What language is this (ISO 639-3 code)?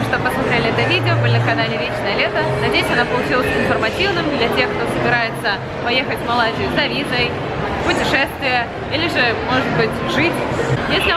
rus